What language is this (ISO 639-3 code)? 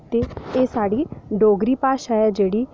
doi